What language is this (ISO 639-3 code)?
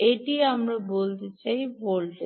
ben